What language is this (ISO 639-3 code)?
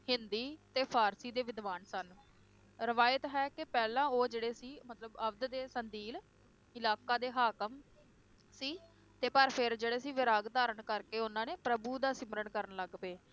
pan